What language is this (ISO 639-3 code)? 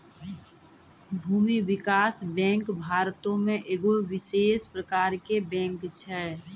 mai